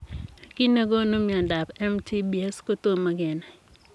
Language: Kalenjin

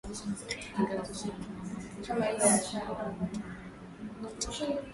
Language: Swahili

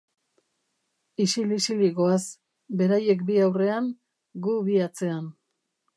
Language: Basque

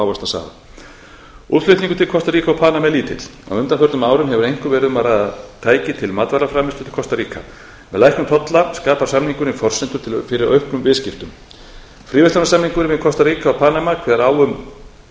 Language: Icelandic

